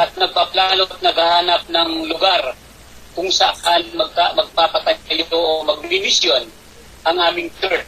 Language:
Filipino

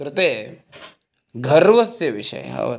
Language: Sanskrit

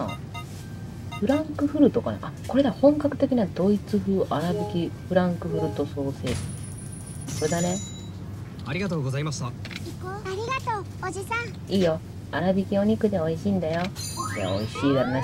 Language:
Japanese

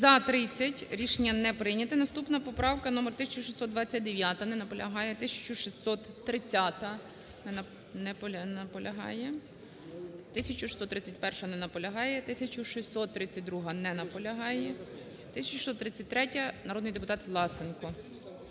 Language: Ukrainian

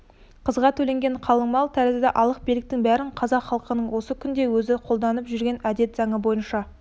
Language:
Kazakh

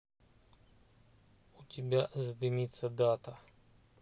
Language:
Russian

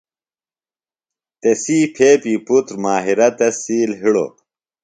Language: Phalura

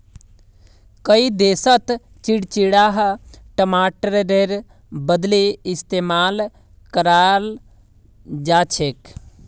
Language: Magahi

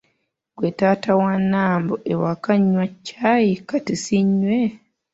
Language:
Ganda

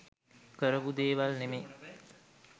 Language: Sinhala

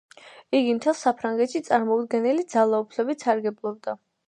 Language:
Georgian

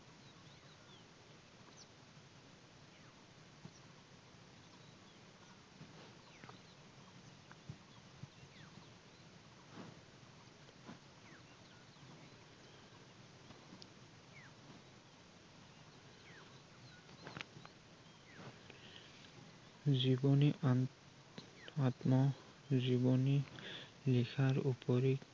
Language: Assamese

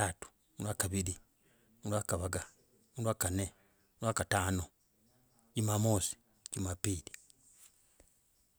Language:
Logooli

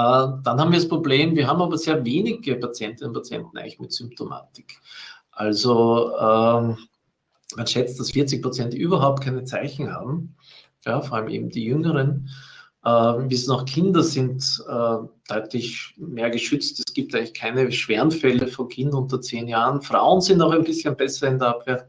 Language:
German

